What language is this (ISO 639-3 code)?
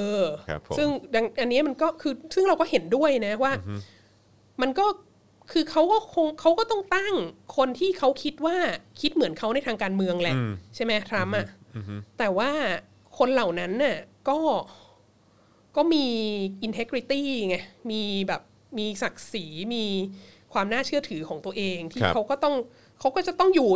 tha